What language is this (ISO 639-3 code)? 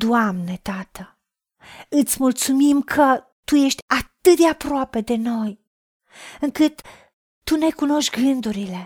ron